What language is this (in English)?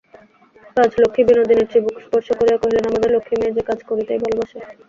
Bangla